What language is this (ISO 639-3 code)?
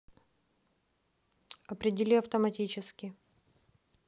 rus